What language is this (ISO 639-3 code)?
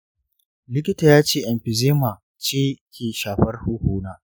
hau